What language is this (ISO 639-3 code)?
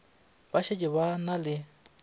nso